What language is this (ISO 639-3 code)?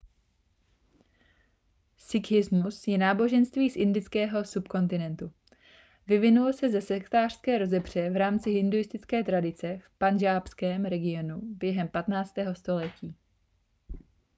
ces